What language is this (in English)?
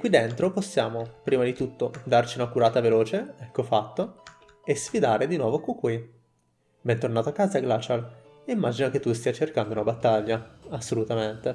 Italian